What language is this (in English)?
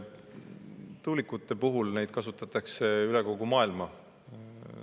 Estonian